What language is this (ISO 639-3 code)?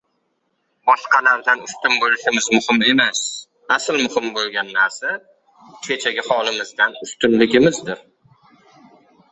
uzb